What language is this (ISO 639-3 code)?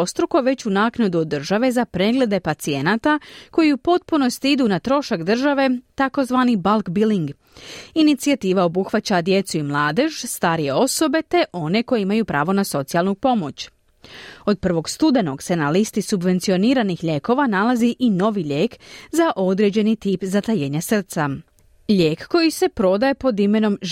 hrv